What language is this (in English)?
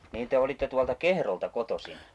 Finnish